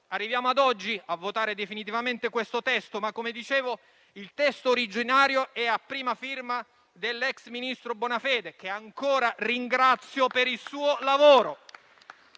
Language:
Italian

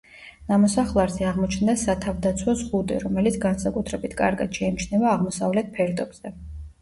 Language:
Georgian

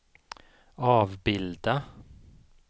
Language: Swedish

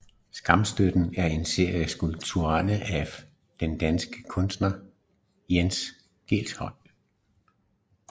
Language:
Danish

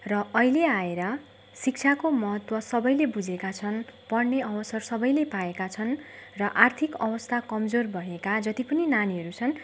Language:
Nepali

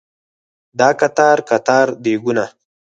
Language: Pashto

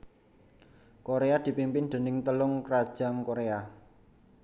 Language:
Javanese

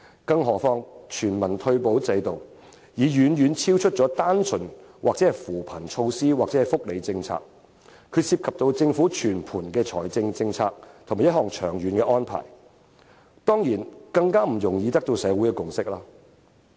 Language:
Cantonese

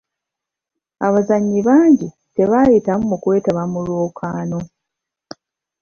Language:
Ganda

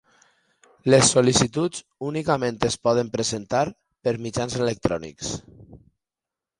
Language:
Catalan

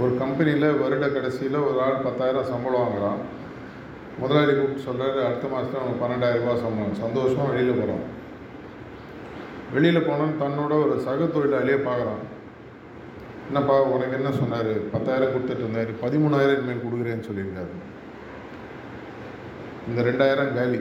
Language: Tamil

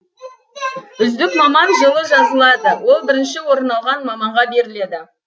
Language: Kazakh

